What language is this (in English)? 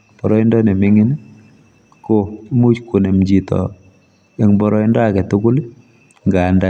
Kalenjin